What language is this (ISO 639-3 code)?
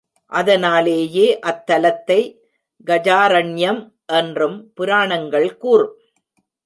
tam